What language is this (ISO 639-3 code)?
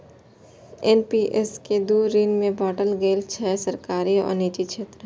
mai